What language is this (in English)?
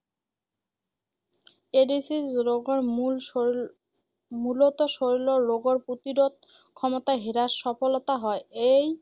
Assamese